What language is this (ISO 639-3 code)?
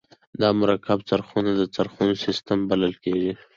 pus